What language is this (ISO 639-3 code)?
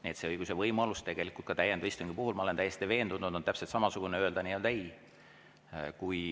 est